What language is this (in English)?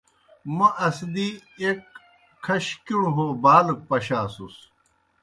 Kohistani Shina